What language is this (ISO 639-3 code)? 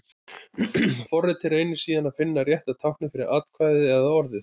isl